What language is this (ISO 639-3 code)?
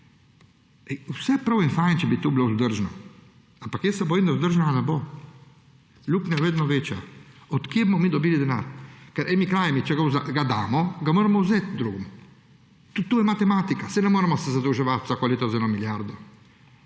slv